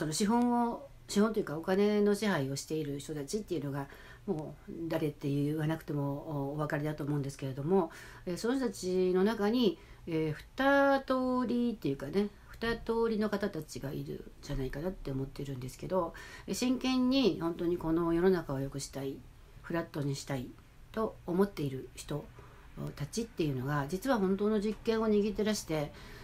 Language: Japanese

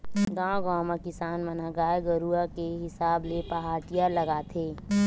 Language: Chhattisgarhi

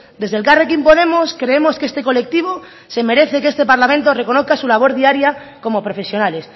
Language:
Spanish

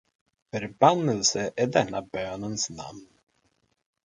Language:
Swedish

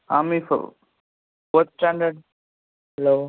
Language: Telugu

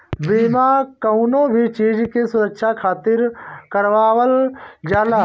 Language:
Bhojpuri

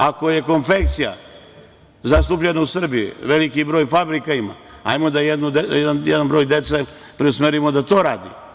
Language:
Serbian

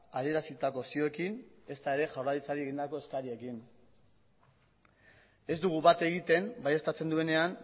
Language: Basque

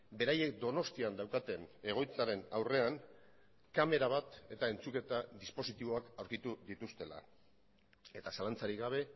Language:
Basque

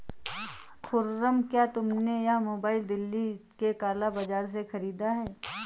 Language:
Hindi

